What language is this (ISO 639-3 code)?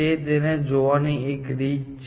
guj